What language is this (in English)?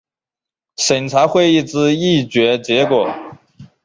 Chinese